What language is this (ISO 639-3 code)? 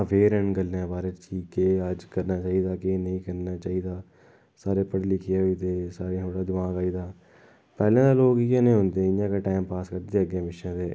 doi